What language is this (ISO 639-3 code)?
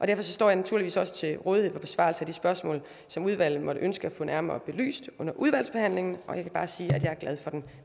dan